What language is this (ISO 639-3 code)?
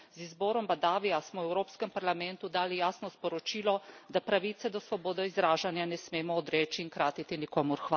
slv